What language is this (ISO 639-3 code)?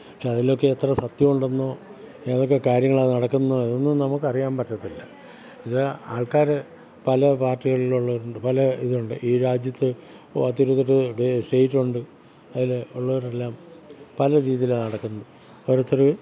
mal